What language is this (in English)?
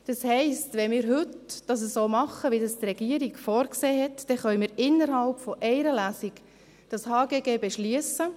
Swiss German